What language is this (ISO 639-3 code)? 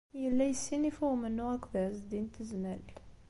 kab